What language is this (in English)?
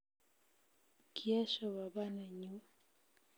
Kalenjin